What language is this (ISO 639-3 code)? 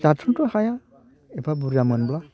brx